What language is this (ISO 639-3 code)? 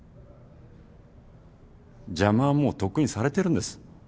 jpn